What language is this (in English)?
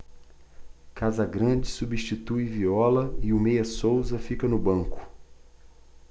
Portuguese